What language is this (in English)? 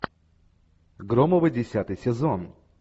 Russian